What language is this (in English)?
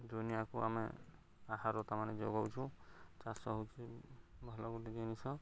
Odia